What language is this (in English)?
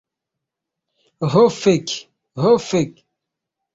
Esperanto